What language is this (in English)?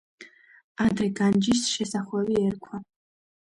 Georgian